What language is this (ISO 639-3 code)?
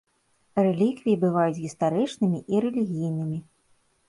bel